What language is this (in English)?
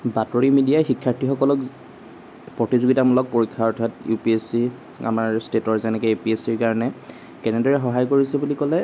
Assamese